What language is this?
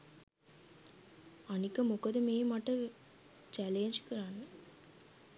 Sinhala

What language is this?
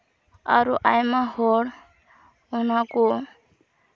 Santali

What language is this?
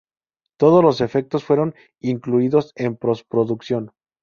Spanish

